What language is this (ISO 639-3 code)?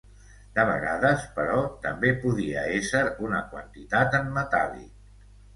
cat